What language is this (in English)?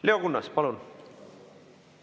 Estonian